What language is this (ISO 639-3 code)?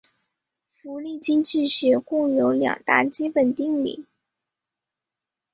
zho